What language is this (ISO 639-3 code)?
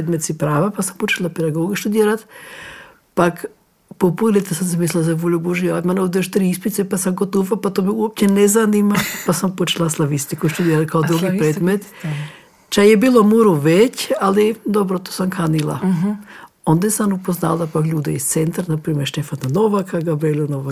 hrv